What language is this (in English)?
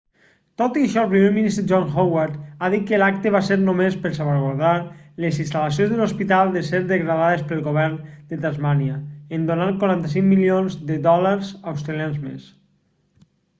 Catalan